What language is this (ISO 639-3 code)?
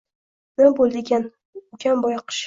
uzb